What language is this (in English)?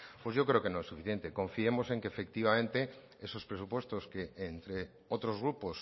Spanish